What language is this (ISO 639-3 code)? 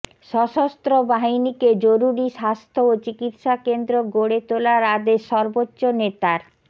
ben